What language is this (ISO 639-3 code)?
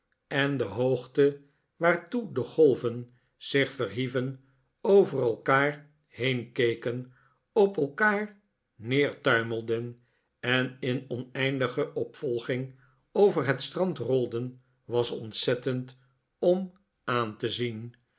nld